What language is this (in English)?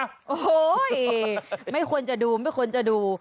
Thai